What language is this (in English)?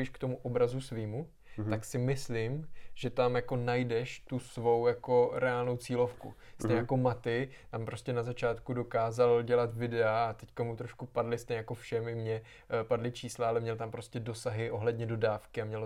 Czech